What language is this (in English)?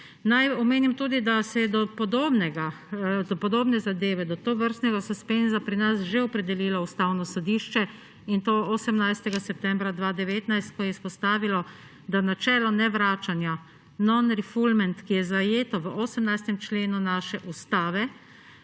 Slovenian